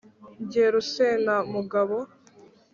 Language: Kinyarwanda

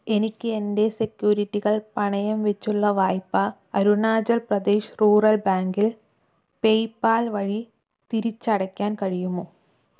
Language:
Malayalam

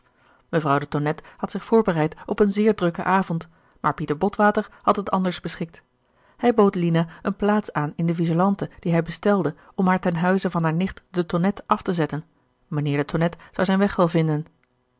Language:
Dutch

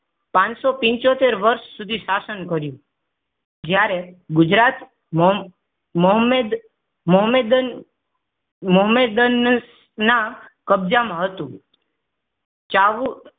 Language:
Gujarati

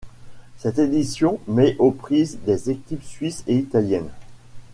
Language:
French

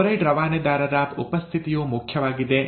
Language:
Kannada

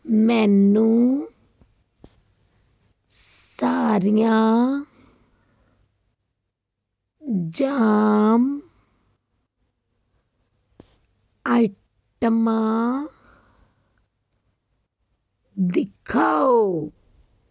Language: Punjabi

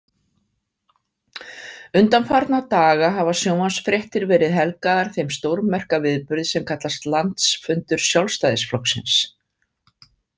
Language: Icelandic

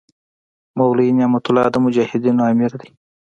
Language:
Pashto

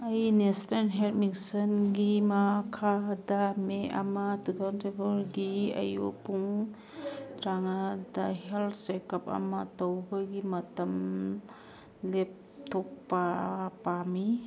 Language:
Manipuri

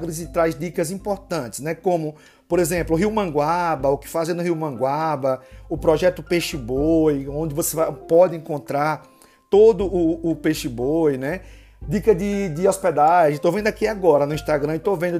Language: Portuguese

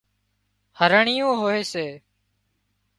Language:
Wadiyara Koli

